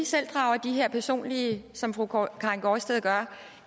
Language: Danish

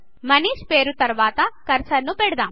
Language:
Telugu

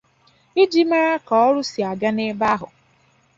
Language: Igbo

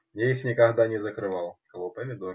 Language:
Russian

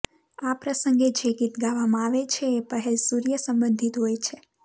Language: Gujarati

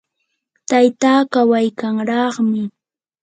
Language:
Yanahuanca Pasco Quechua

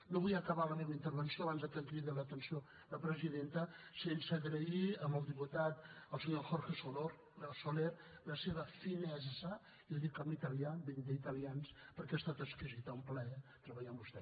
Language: Catalan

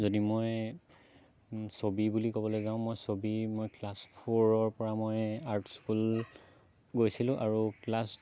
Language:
Assamese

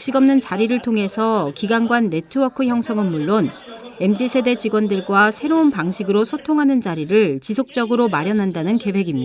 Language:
Korean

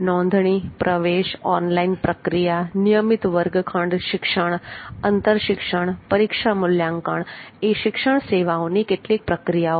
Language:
Gujarati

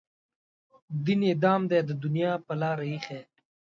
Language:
Pashto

